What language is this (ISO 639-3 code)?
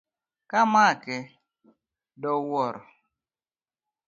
luo